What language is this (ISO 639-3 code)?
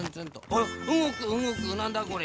jpn